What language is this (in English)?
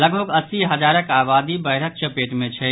Maithili